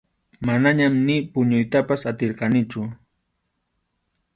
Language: Arequipa-La Unión Quechua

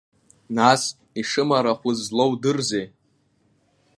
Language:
Abkhazian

